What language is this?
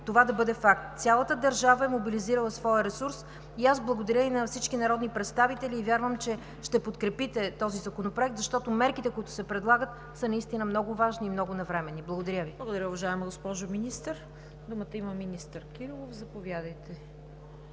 Bulgarian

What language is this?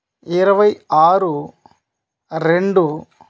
Telugu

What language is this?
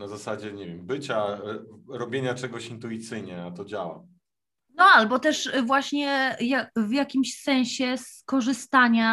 Polish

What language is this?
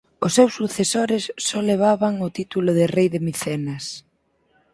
Galician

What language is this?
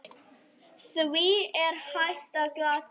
Icelandic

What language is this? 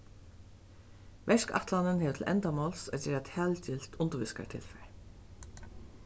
Faroese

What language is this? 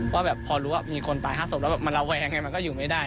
Thai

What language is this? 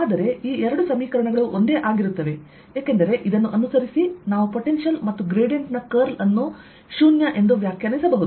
Kannada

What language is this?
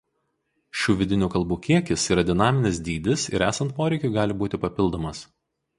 Lithuanian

